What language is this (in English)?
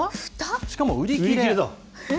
Japanese